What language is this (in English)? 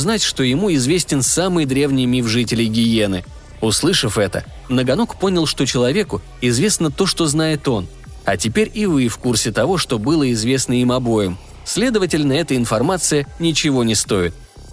Russian